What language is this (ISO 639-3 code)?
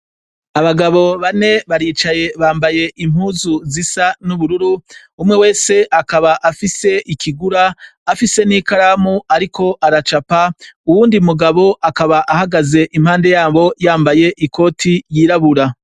run